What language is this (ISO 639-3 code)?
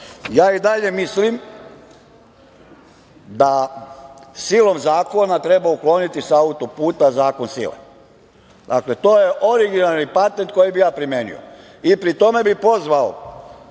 srp